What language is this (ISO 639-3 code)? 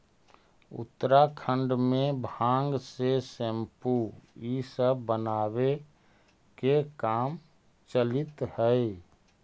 mag